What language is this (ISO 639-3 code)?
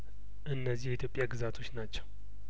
amh